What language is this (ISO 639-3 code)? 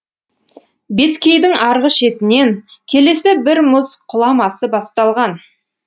kaz